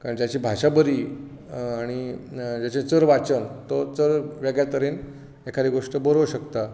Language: Konkani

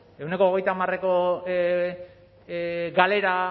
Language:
Basque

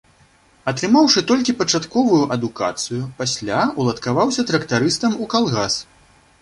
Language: Belarusian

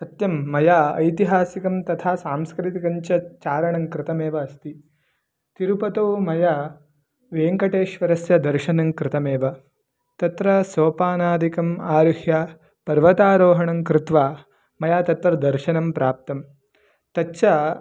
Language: Sanskrit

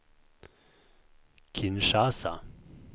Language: Swedish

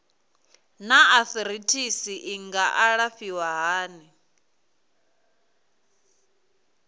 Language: Venda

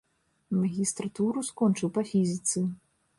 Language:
Belarusian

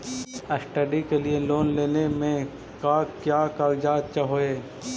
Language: Magahi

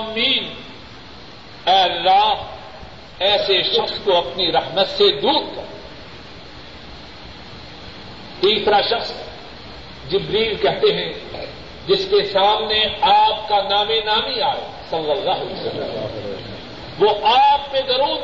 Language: Urdu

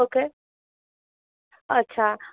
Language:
Gujarati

